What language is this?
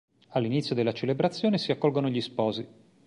Italian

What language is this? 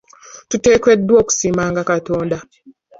Ganda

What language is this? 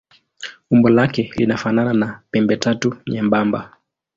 Swahili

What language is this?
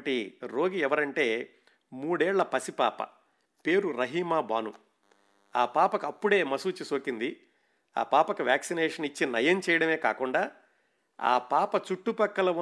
Telugu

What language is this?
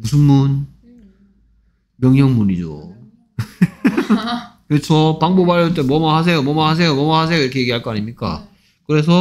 Korean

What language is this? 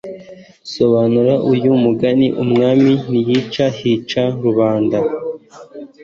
Kinyarwanda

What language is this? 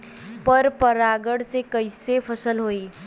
Bhojpuri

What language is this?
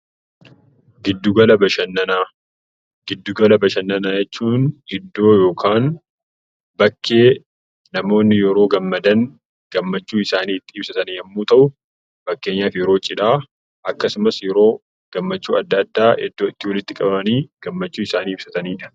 Oromo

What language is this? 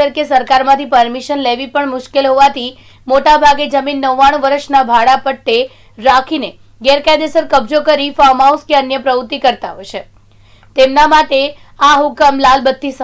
Hindi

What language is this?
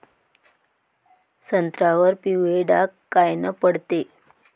Marathi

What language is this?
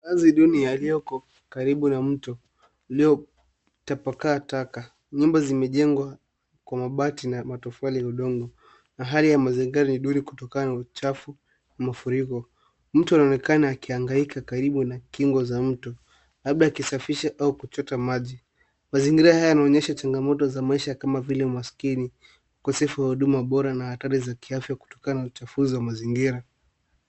Swahili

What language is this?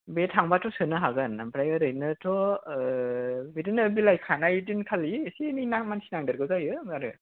Bodo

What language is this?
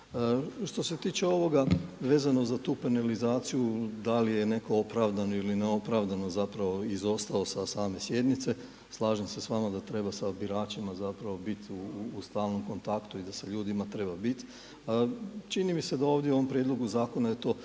Croatian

